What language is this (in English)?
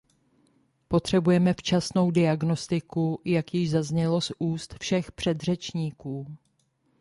Czech